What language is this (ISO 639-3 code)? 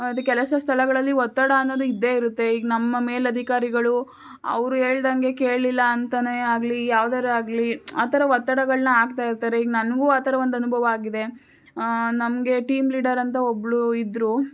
kan